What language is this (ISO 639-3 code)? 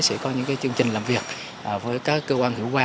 vie